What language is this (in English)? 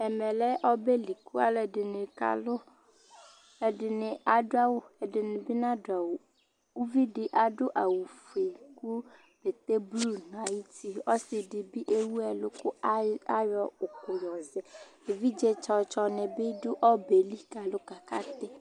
Ikposo